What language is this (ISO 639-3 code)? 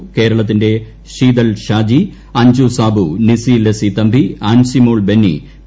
mal